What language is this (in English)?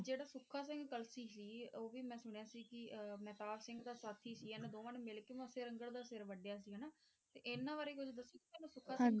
Punjabi